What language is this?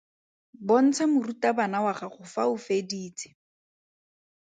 Tswana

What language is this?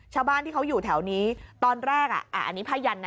Thai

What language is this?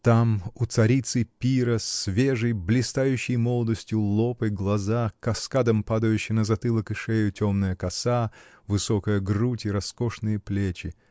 Russian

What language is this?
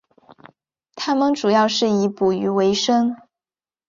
Chinese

